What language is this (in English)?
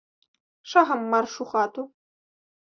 Belarusian